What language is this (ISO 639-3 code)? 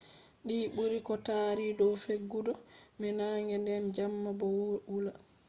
ful